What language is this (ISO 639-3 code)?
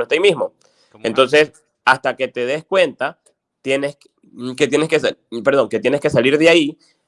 spa